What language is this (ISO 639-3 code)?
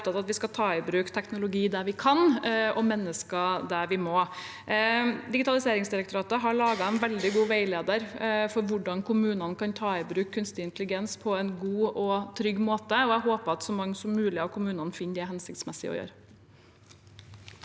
nor